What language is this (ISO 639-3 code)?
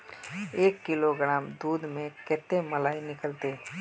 mag